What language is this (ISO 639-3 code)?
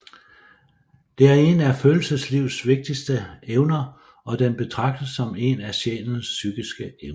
dan